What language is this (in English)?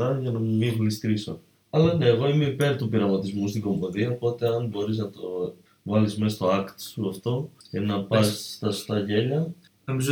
Greek